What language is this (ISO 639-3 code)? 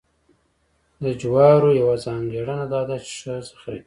pus